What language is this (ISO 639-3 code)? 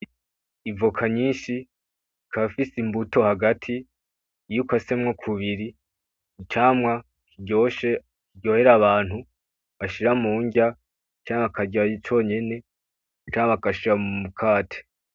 run